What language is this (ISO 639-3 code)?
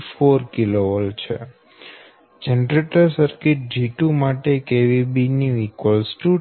guj